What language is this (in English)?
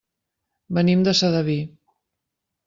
Catalan